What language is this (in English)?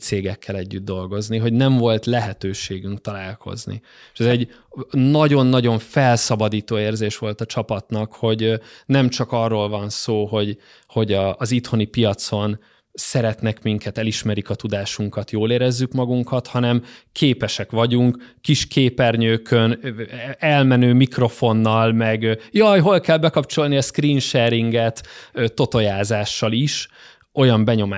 Hungarian